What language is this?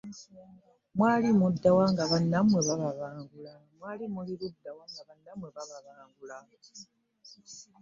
Ganda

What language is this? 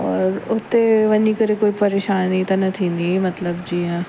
Sindhi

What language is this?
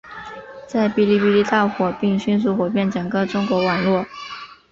Chinese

